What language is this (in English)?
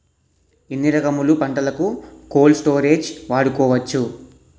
Telugu